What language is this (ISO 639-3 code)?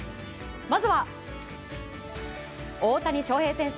jpn